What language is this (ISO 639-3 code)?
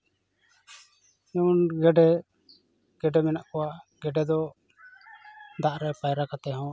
sat